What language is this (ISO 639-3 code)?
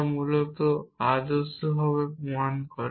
ben